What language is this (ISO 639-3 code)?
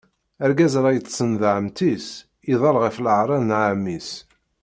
kab